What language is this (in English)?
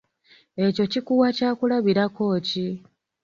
Ganda